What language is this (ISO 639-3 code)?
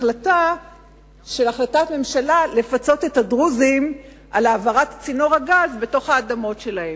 heb